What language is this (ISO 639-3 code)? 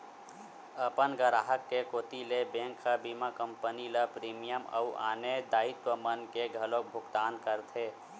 hne